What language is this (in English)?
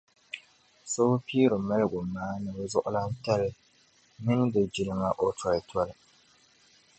Dagbani